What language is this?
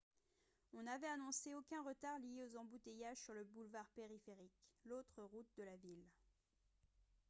French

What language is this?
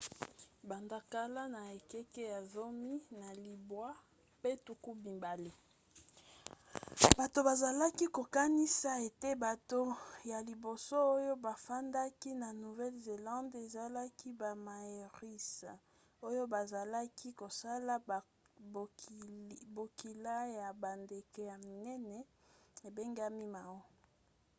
Lingala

